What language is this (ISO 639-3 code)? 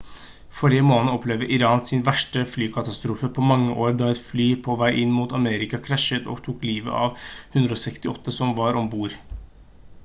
nob